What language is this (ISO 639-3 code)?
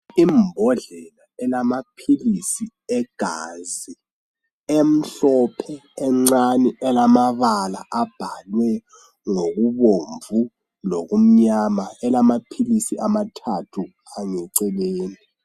nde